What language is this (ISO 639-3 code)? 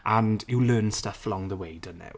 eng